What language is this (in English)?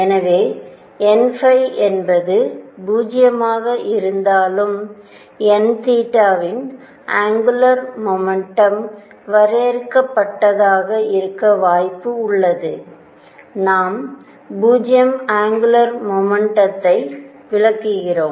Tamil